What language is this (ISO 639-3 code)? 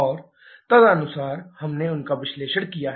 hin